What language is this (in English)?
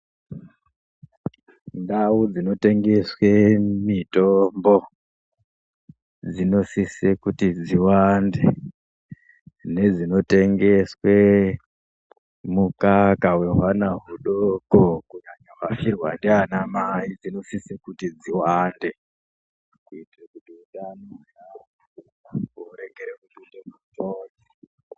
Ndau